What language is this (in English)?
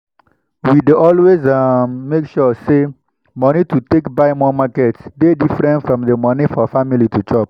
Nigerian Pidgin